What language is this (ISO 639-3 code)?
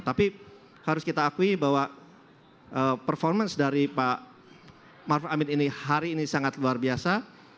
ind